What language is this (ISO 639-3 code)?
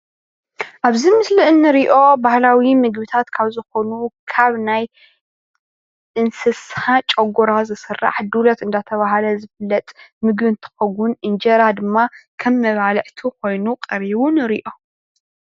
tir